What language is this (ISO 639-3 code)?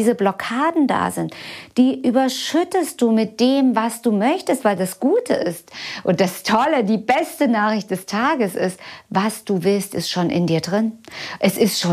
deu